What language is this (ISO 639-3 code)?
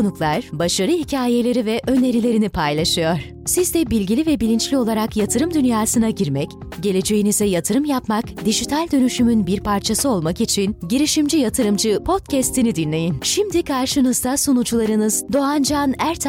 tur